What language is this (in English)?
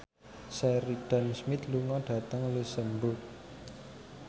Javanese